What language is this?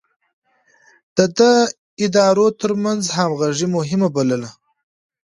Pashto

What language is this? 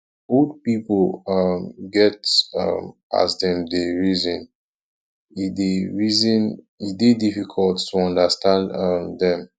Nigerian Pidgin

